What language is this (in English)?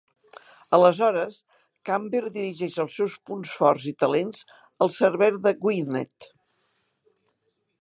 Catalan